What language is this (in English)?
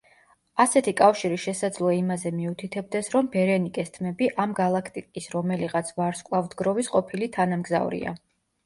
Georgian